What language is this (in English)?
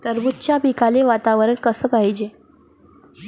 Marathi